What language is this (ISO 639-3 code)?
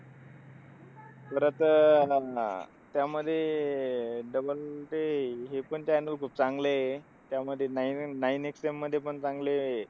mar